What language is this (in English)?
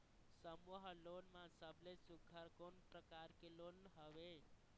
Chhattisgarhi